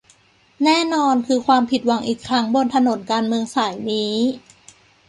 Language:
Thai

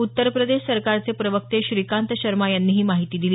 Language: Marathi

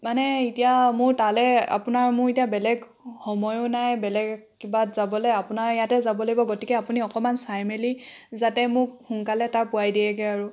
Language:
Assamese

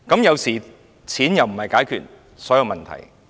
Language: Cantonese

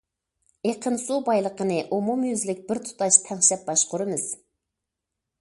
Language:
Uyghur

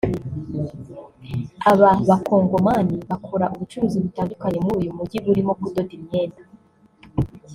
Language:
Kinyarwanda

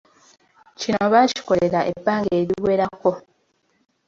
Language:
Ganda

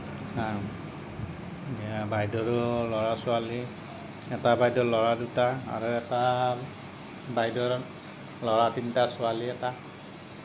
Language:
Assamese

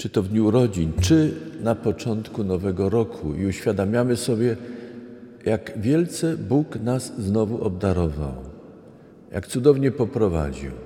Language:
Polish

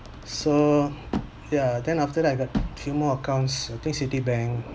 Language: English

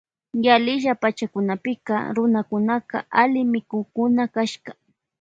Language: Loja Highland Quichua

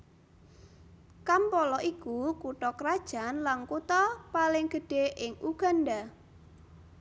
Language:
Javanese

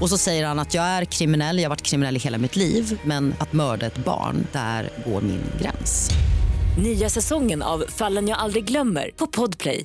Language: Swedish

